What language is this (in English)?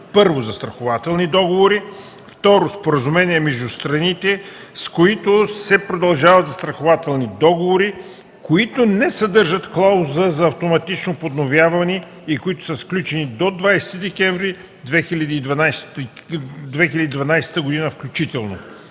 Bulgarian